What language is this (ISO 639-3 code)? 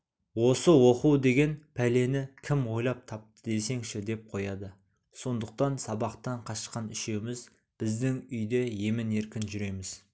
kaz